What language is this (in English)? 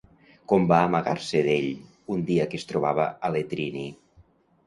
Catalan